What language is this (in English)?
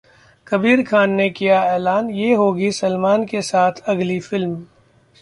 Hindi